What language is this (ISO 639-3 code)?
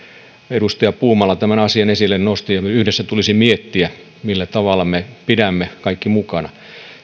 fin